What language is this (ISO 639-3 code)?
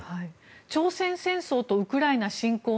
jpn